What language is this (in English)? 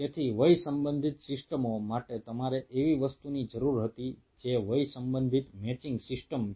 Gujarati